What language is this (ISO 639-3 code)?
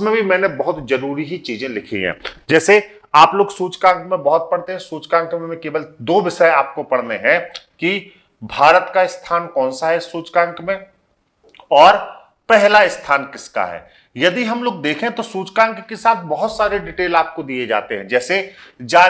hin